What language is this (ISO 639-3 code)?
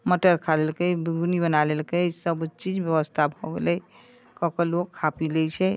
mai